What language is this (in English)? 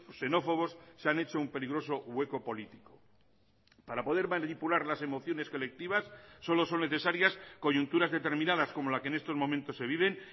Spanish